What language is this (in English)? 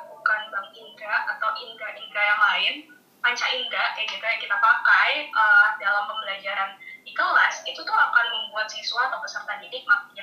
Indonesian